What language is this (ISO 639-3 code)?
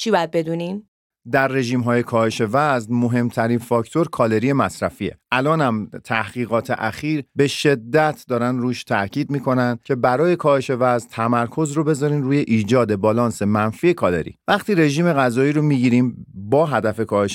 fas